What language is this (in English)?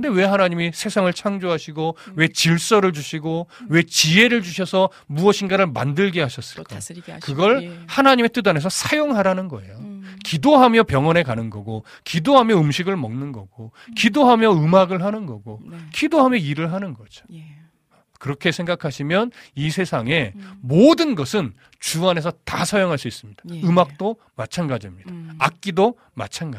Korean